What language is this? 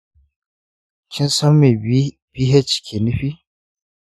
Hausa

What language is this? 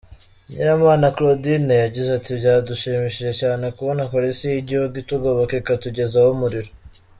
Kinyarwanda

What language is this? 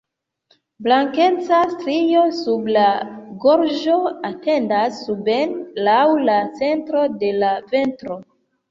Esperanto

